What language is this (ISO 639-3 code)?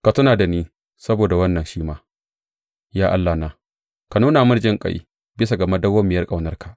hau